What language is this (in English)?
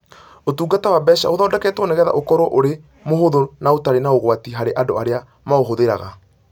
Kikuyu